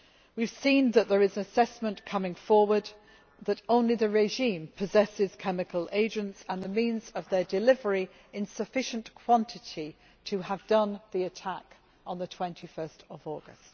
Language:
English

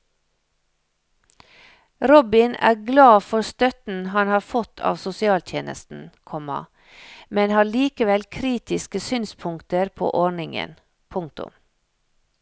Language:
Norwegian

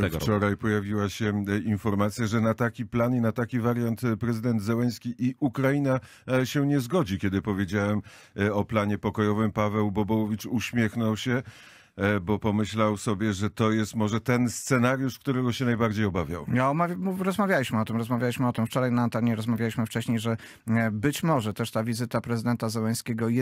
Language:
Polish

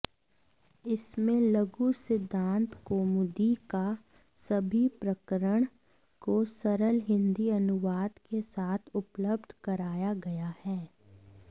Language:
Sanskrit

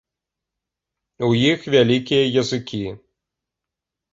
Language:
Belarusian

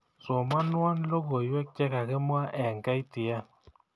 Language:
Kalenjin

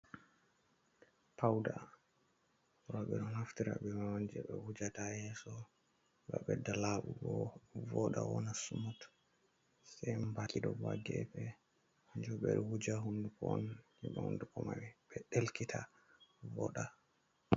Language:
Fula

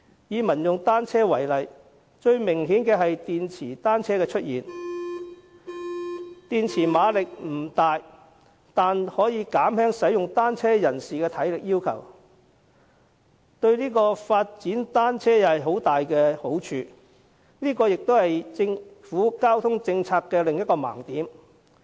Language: Cantonese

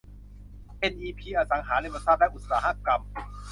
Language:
Thai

